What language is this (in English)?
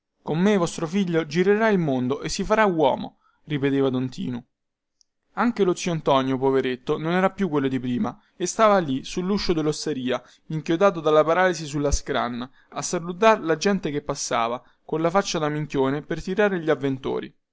Italian